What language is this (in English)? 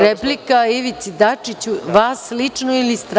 Serbian